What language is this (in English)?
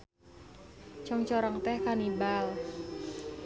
Sundanese